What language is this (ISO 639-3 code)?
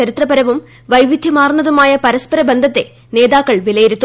mal